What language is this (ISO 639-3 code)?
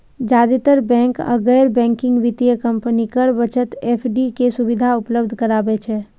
mai